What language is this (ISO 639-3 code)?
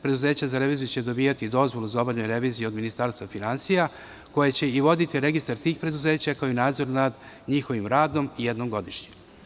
srp